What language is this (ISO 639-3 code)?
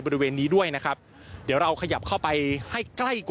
tha